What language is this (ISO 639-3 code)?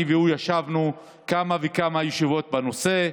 heb